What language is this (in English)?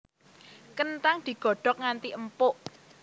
Javanese